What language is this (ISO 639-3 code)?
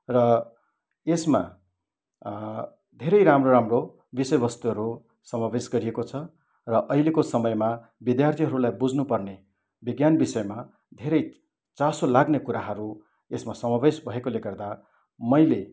nep